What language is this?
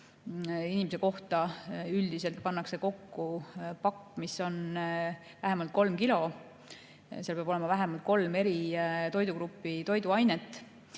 Estonian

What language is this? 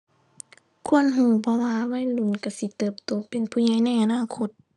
Thai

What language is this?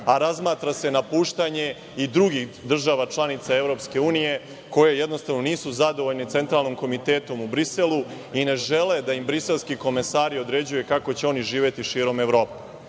Serbian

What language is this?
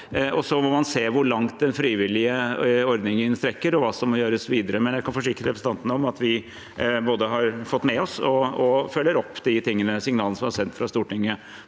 Norwegian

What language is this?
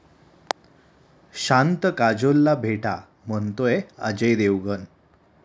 Marathi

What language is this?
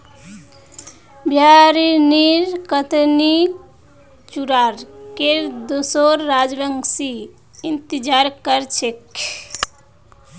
Magahi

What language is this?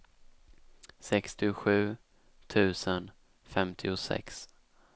Swedish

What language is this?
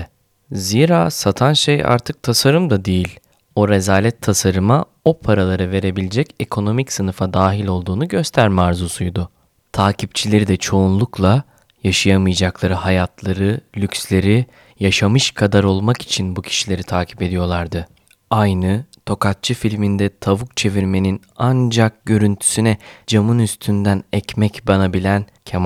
Turkish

